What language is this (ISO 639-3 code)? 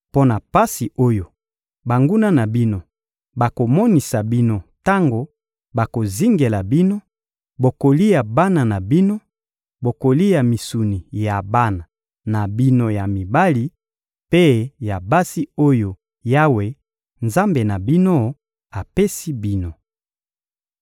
lin